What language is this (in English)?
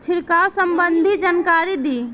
Bhojpuri